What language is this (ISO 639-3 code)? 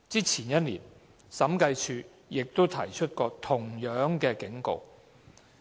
yue